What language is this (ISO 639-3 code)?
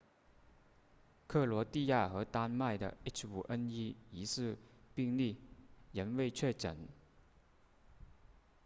zho